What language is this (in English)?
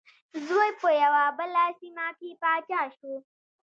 Pashto